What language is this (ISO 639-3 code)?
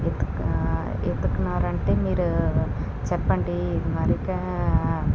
tel